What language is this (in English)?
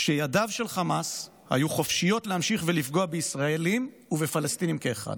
Hebrew